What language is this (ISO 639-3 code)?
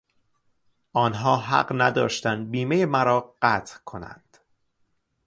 fas